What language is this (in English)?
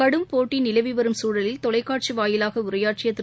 Tamil